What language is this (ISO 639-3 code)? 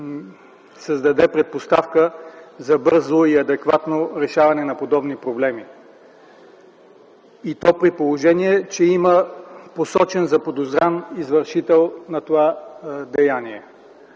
bul